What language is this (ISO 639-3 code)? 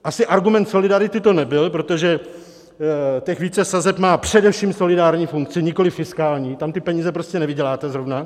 ces